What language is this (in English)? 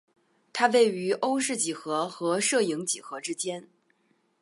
Chinese